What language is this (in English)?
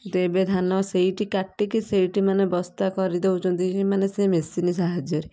Odia